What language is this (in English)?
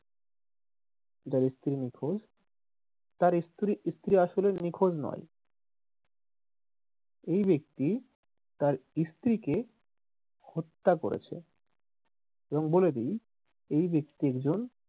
Bangla